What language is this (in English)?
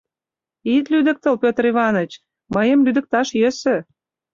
Mari